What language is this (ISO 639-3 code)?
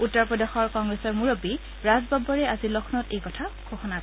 asm